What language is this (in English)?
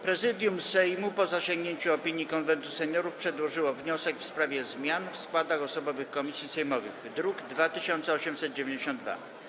Polish